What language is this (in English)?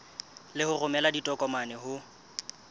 Southern Sotho